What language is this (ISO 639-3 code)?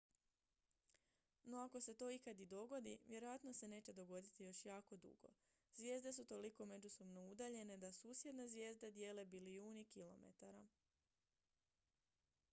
hrv